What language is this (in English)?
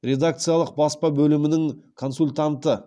Kazakh